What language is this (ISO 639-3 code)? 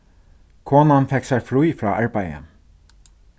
fao